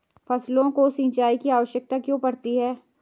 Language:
Hindi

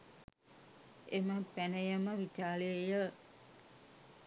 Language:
Sinhala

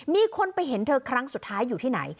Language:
Thai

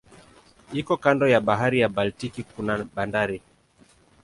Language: Swahili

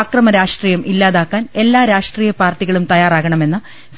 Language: Malayalam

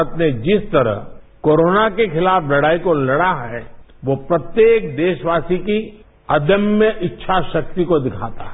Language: Hindi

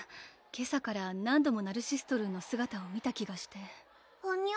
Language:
Japanese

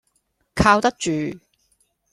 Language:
Cantonese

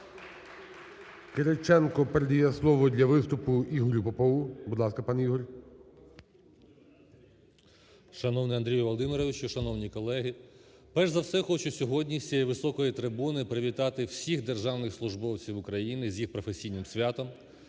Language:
Ukrainian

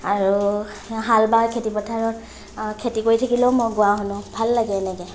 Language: Assamese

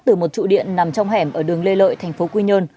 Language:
Vietnamese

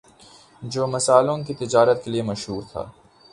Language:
Urdu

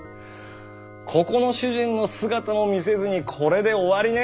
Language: Japanese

